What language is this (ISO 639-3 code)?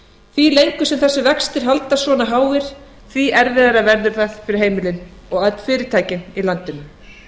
isl